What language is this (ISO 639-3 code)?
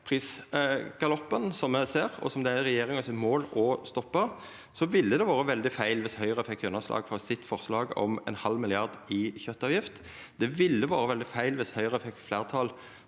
nor